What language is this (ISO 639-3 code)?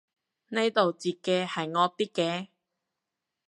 yue